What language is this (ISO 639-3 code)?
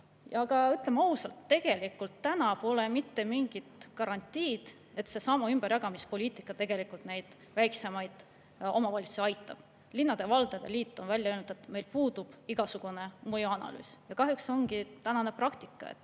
est